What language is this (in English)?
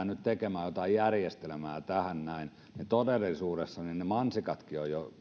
Finnish